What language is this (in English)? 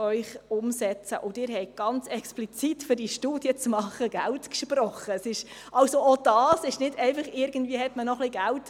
Swiss German